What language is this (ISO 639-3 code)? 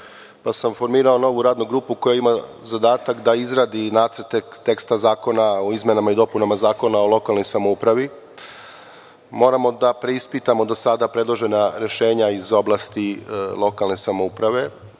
srp